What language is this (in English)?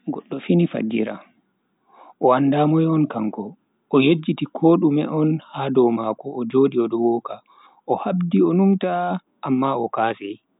Bagirmi Fulfulde